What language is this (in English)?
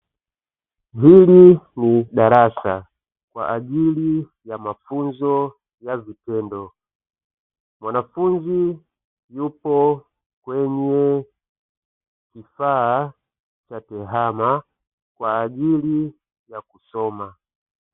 Swahili